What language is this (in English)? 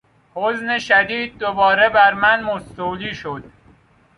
Persian